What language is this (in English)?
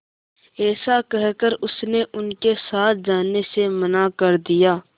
Hindi